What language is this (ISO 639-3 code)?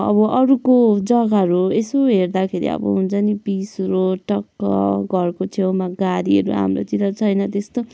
nep